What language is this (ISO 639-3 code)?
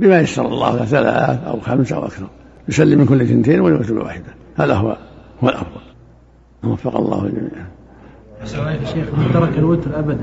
ara